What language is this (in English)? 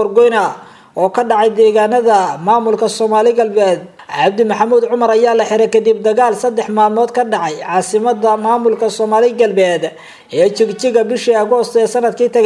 Arabic